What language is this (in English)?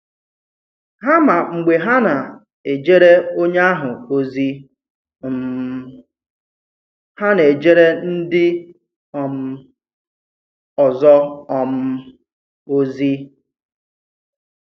Igbo